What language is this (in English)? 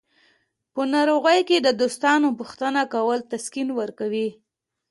Pashto